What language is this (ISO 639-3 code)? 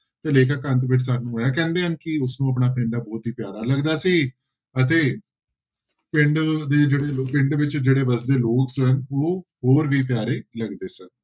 pan